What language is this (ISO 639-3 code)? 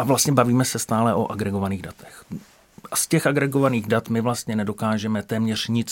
ces